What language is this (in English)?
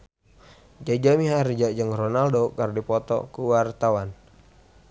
Sundanese